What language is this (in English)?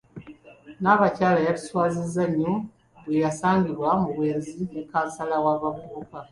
Ganda